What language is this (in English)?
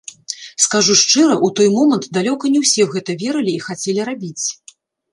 Belarusian